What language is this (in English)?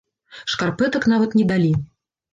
Belarusian